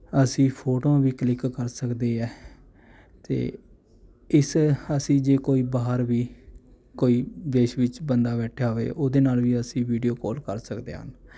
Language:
Punjabi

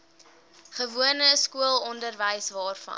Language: Afrikaans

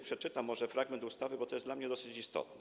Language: Polish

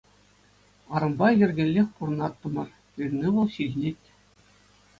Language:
Chuvash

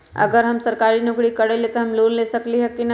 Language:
Magahi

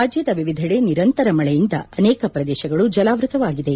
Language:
Kannada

